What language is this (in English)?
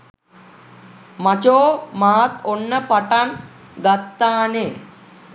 Sinhala